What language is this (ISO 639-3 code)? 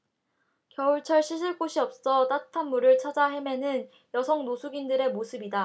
kor